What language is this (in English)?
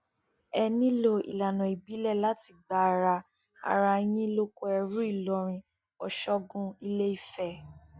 Yoruba